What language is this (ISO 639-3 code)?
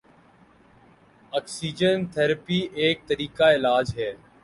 urd